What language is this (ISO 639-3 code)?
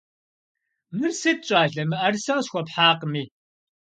kbd